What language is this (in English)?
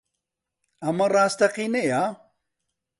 Central Kurdish